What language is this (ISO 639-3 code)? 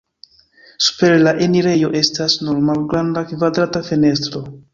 epo